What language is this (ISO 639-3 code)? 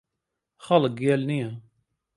ckb